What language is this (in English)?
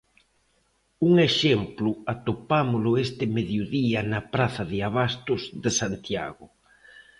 Galician